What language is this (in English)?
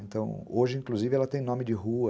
Portuguese